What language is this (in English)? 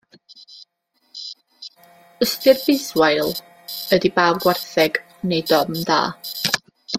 Welsh